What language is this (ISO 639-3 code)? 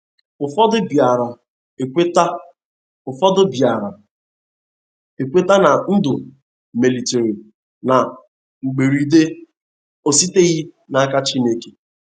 ibo